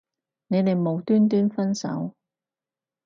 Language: Cantonese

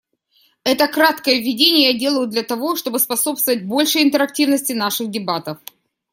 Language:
Russian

